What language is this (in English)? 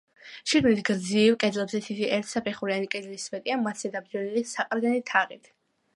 Georgian